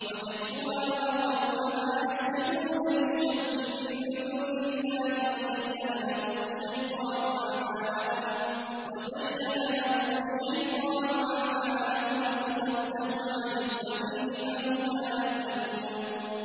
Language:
Arabic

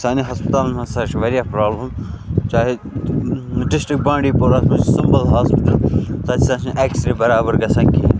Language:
Kashmiri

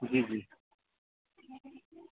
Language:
Urdu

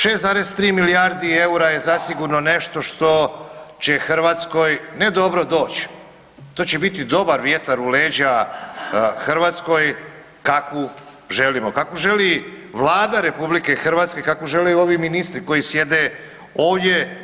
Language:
Croatian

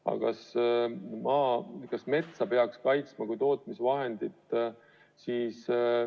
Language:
Estonian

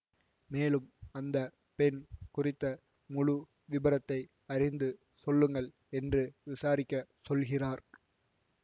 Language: Tamil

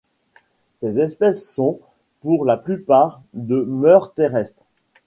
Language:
French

